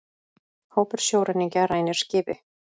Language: Icelandic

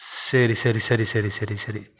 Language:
Tamil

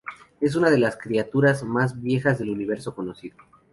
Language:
Spanish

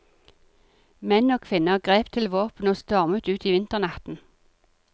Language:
Norwegian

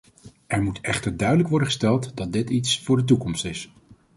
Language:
Dutch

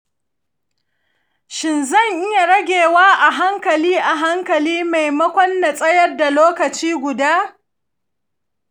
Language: Hausa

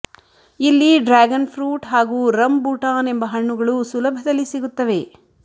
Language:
Kannada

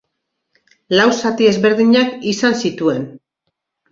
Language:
Basque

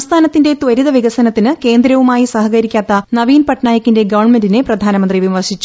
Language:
Malayalam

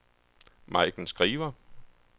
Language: Danish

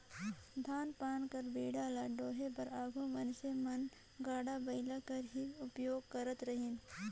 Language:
Chhattisgarhi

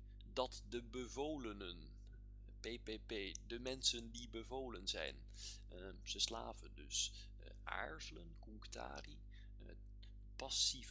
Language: Dutch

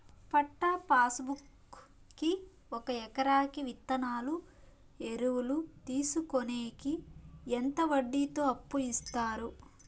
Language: Telugu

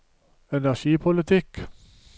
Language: Norwegian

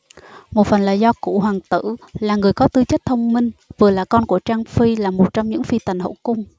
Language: Vietnamese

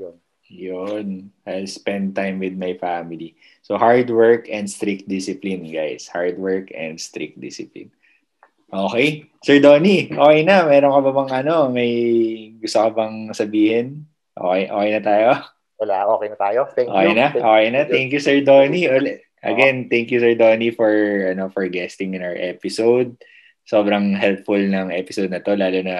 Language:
Filipino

